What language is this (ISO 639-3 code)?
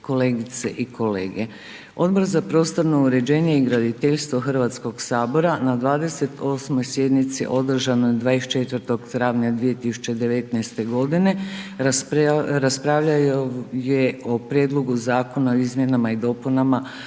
hrv